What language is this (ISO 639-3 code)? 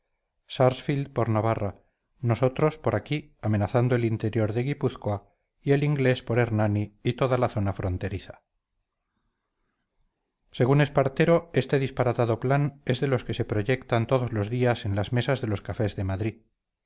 spa